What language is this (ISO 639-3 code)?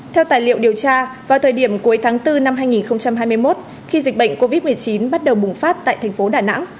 vie